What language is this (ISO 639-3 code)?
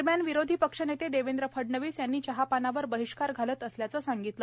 mar